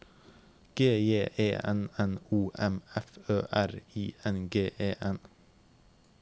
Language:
Norwegian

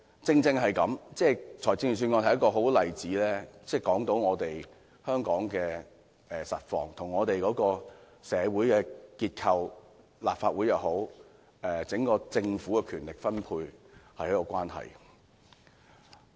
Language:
Cantonese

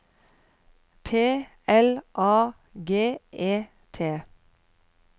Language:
Norwegian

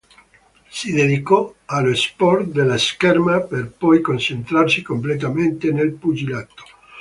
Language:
Italian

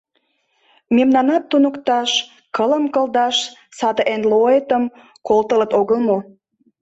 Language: Mari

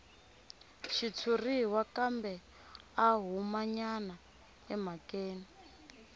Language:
Tsonga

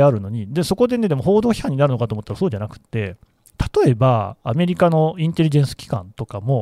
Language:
Japanese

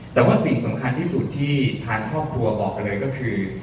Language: Thai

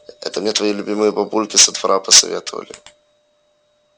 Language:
Russian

